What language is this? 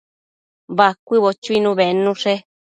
Matsés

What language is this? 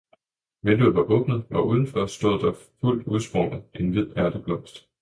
Danish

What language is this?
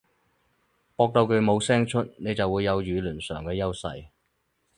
Cantonese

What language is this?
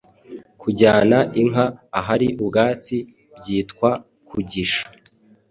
Kinyarwanda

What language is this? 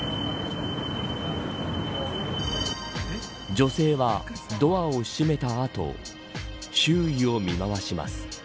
Japanese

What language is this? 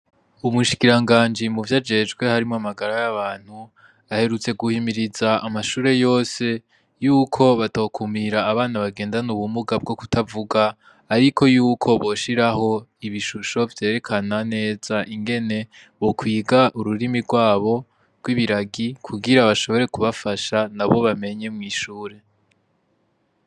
Rundi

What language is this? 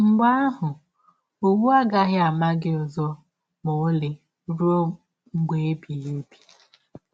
Igbo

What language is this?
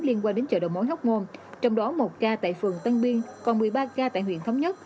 Vietnamese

